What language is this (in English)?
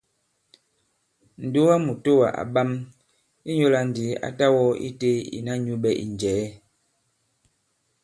Bankon